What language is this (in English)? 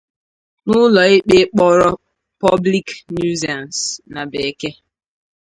Igbo